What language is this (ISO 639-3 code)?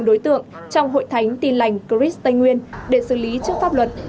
vie